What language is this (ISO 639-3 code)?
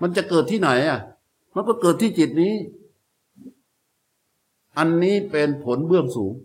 tha